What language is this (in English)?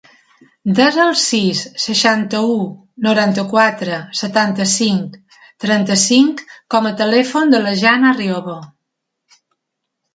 Catalan